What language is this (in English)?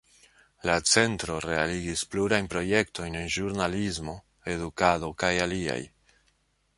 Esperanto